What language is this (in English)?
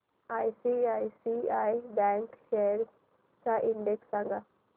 Marathi